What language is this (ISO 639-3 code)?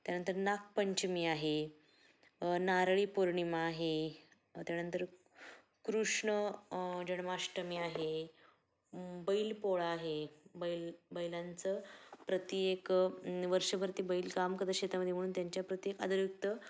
mar